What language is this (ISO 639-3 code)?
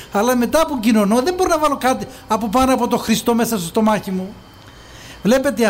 ell